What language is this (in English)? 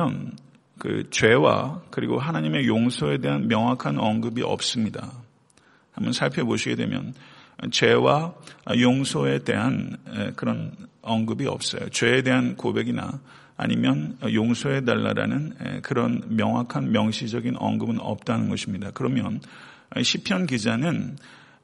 Korean